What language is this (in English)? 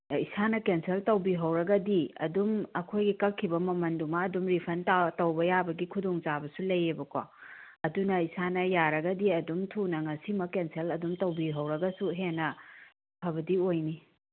Manipuri